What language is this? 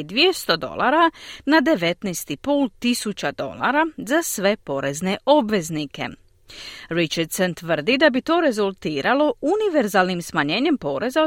Croatian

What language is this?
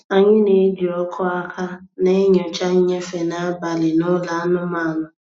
Igbo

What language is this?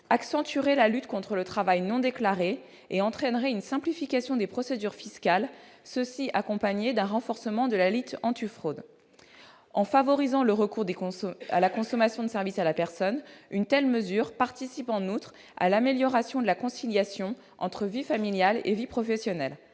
French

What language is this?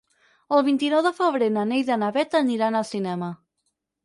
Catalan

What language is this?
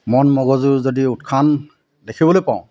Assamese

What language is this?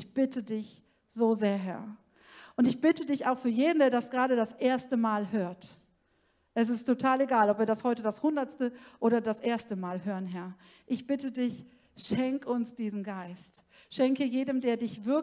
German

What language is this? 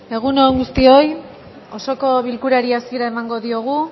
Basque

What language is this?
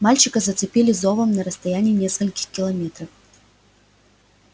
Russian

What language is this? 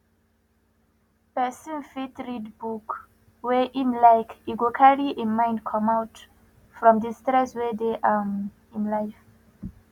Nigerian Pidgin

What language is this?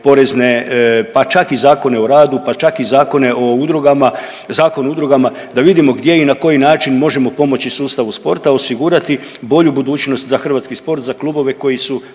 Croatian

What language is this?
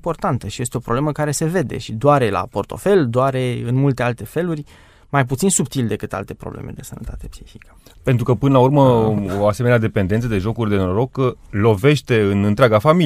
Romanian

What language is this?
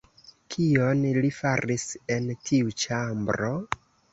Esperanto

